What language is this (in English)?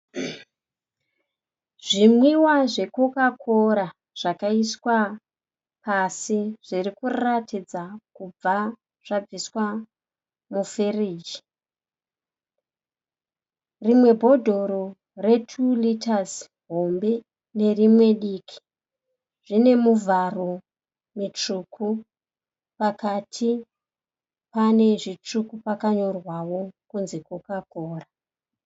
Shona